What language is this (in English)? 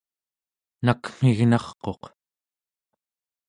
Central Yupik